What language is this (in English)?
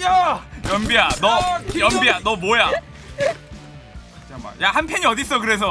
Korean